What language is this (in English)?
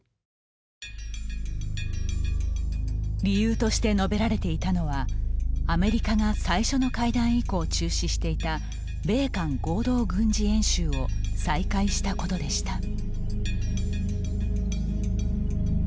Japanese